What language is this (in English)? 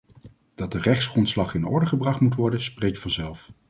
Dutch